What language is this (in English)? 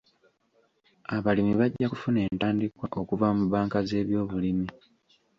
Ganda